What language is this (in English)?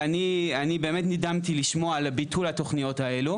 Hebrew